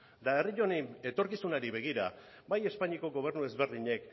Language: Basque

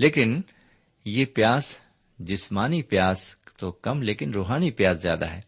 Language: Urdu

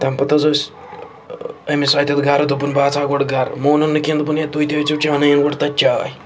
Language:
Kashmiri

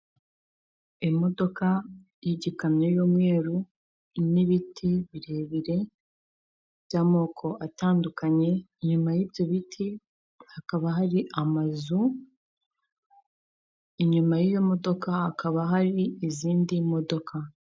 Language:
Kinyarwanda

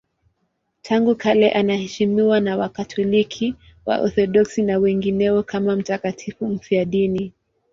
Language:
Swahili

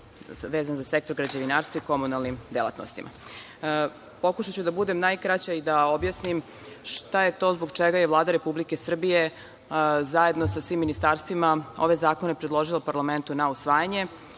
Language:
Serbian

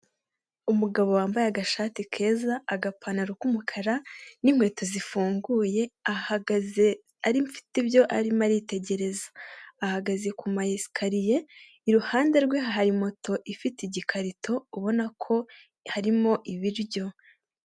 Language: Kinyarwanda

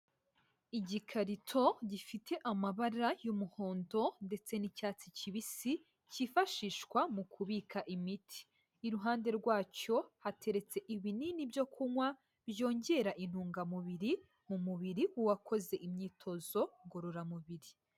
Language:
Kinyarwanda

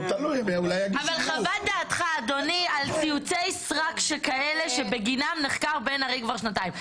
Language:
Hebrew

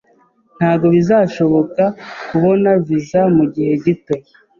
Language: Kinyarwanda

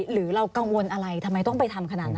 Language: Thai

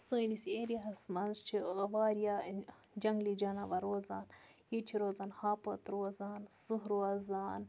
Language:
Kashmiri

